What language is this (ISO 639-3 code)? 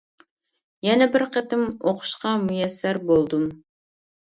uig